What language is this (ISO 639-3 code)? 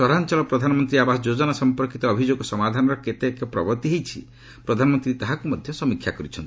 ori